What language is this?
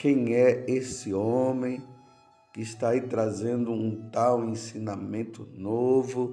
Portuguese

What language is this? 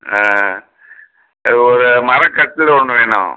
Tamil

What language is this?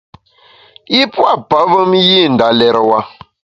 Bamun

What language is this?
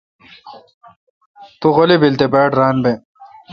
Kalkoti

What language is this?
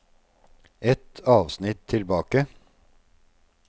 Norwegian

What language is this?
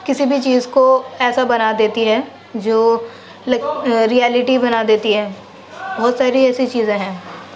Urdu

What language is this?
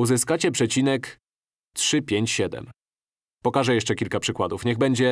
Polish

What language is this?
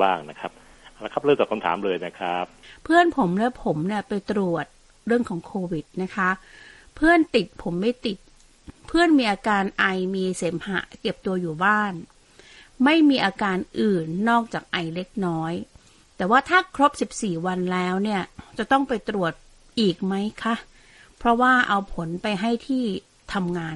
Thai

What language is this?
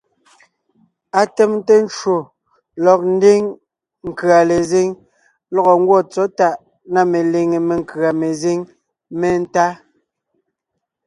Ngiemboon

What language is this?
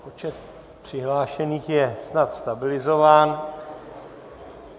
Czech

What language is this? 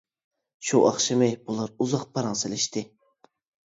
Uyghur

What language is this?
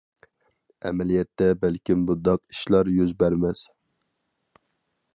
Uyghur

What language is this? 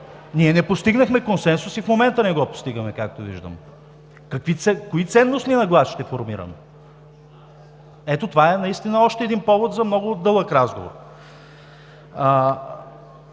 Bulgarian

